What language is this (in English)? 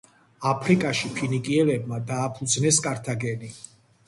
Georgian